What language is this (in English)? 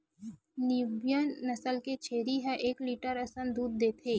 Chhattisgarhi